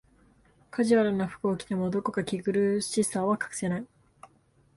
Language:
Japanese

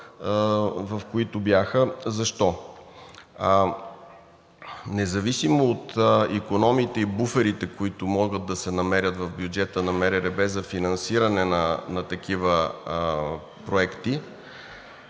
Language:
Bulgarian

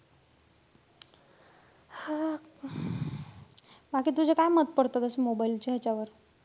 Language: Marathi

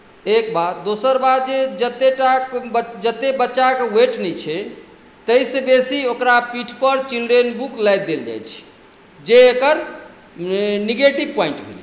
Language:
Maithili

